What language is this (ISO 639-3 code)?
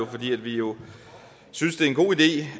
dan